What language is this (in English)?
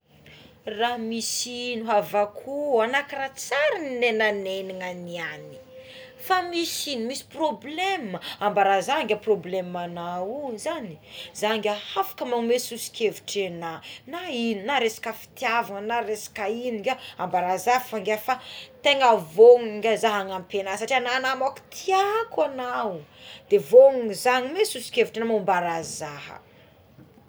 Tsimihety Malagasy